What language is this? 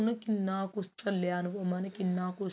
Punjabi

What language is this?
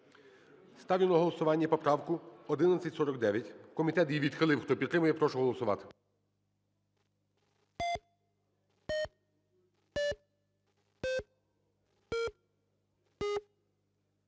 Ukrainian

